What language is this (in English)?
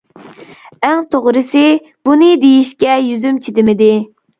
Uyghur